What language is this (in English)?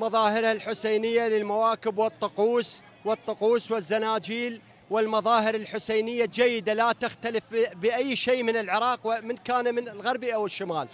Arabic